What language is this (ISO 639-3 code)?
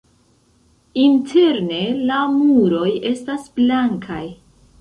epo